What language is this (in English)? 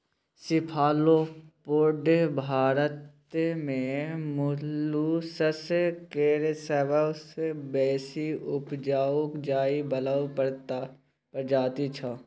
Maithili